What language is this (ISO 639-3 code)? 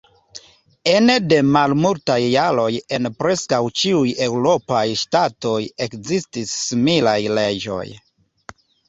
epo